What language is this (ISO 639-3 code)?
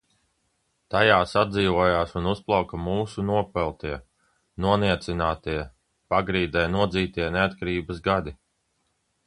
lav